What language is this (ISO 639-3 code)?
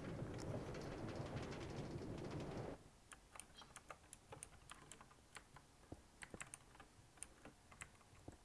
kor